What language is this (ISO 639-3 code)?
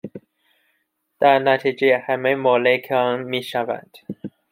fas